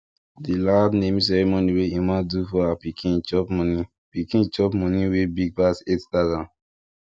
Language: Nigerian Pidgin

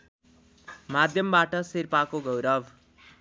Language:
Nepali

